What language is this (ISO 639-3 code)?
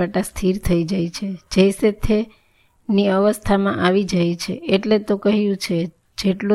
guj